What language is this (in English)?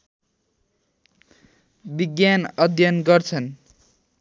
Nepali